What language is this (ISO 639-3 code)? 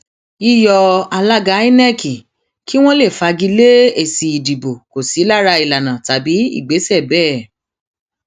yor